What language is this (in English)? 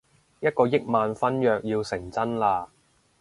Cantonese